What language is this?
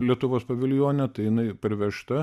Lithuanian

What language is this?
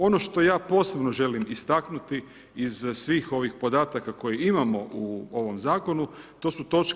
Croatian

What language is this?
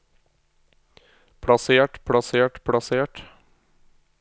Norwegian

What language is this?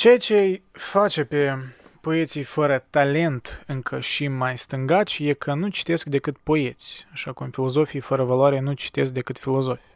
Romanian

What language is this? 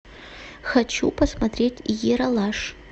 Russian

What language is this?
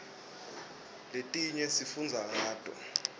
Swati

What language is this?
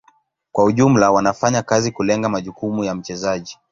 Swahili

